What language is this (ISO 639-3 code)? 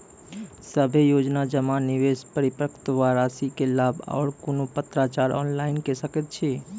mai